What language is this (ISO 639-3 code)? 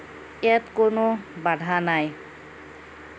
asm